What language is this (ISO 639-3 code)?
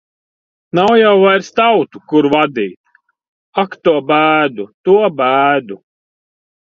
lav